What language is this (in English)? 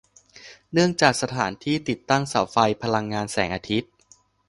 Thai